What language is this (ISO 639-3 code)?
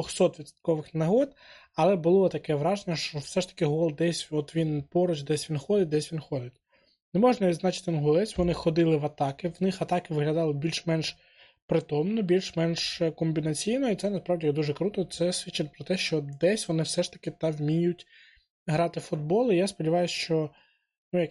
ukr